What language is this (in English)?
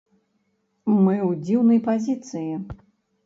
Belarusian